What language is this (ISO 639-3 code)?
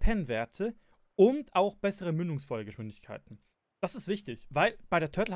deu